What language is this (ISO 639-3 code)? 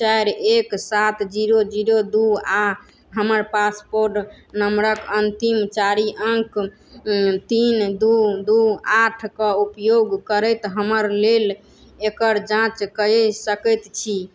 mai